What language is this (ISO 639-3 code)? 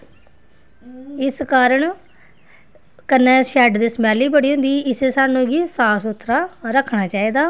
doi